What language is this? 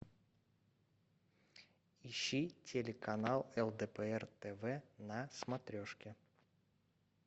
Russian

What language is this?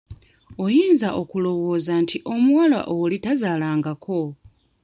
Ganda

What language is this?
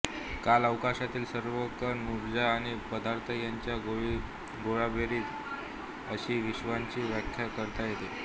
Marathi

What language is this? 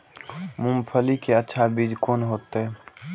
Maithili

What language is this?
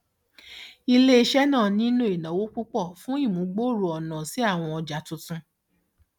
Yoruba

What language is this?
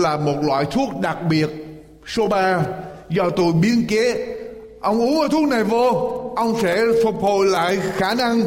Vietnamese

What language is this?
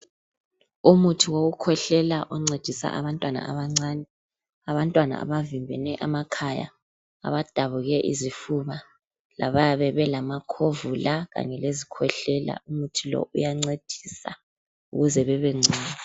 North Ndebele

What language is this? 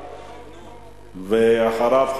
Hebrew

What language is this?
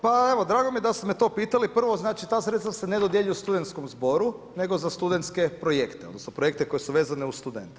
Croatian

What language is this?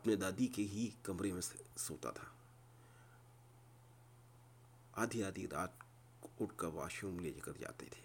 Urdu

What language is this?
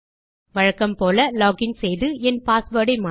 Tamil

